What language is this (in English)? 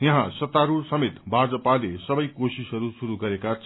Nepali